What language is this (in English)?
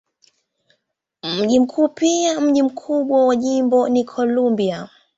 Swahili